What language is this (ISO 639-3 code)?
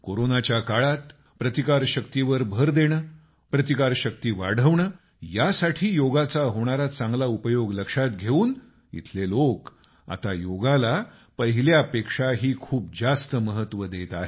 mar